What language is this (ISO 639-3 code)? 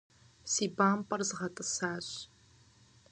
kbd